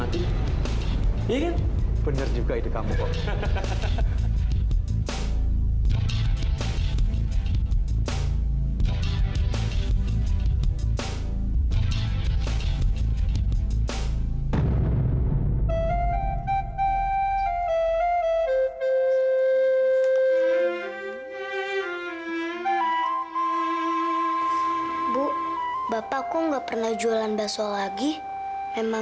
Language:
Indonesian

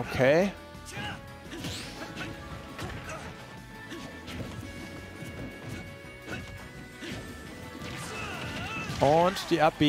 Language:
German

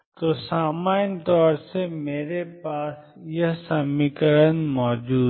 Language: Hindi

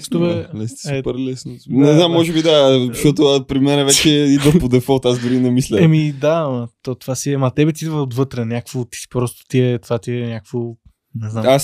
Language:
Bulgarian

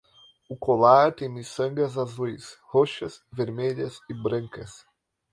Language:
Portuguese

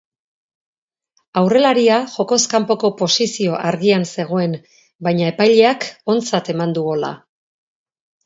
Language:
Basque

